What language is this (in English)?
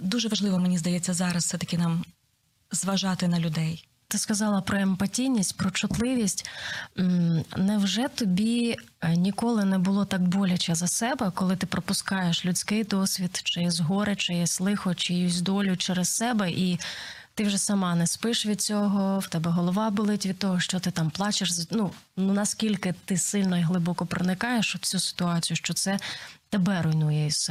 Ukrainian